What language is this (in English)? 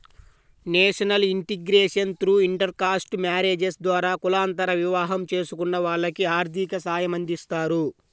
Telugu